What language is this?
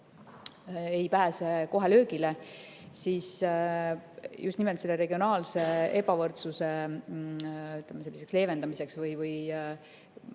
Estonian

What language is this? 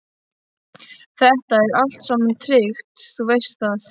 Icelandic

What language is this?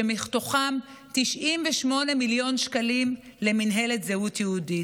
Hebrew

